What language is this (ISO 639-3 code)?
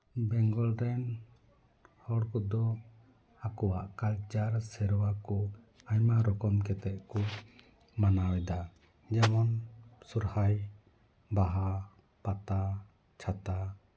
sat